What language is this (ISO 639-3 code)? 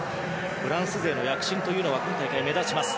jpn